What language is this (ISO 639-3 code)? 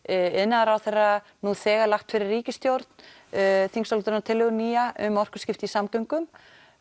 isl